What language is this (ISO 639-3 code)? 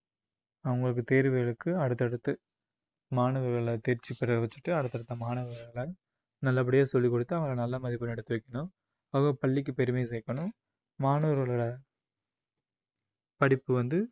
tam